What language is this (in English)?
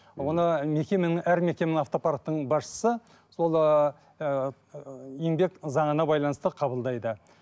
Kazakh